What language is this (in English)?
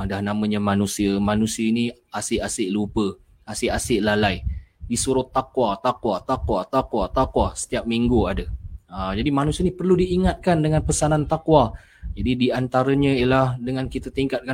Malay